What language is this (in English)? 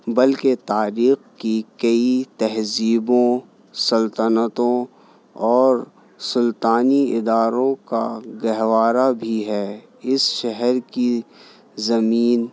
Urdu